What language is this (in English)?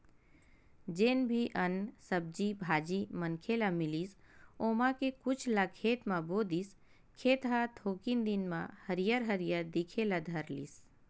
Chhattisgarhi